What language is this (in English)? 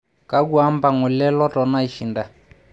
Masai